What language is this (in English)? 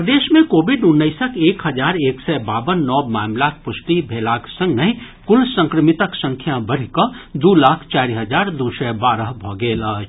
Maithili